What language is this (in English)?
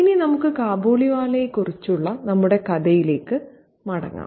Malayalam